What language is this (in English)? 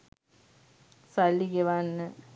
Sinhala